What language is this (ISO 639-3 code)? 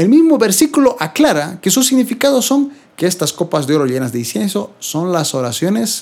spa